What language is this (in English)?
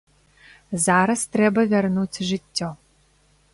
Belarusian